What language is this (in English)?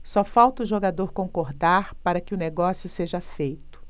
Portuguese